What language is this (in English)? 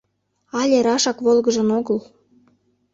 Mari